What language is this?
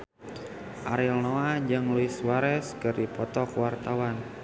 Sundanese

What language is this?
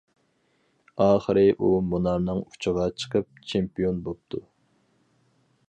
Uyghur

